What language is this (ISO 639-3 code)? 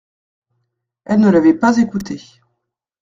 fra